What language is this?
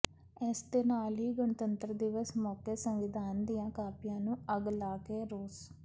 Punjabi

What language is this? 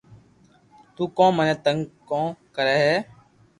Loarki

